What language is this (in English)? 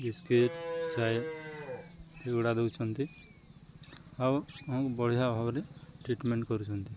Odia